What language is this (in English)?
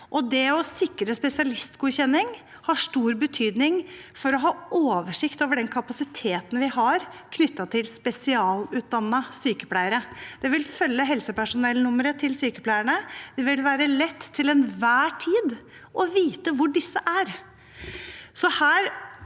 Norwegian